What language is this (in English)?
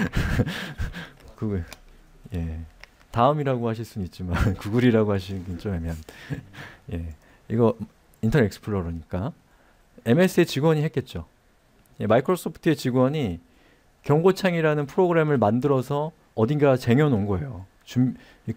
Korean